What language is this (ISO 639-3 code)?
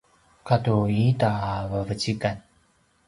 pwn